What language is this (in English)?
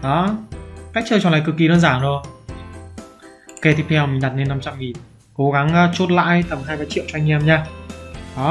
Vietnamese